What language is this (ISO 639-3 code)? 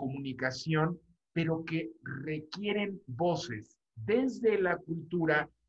spa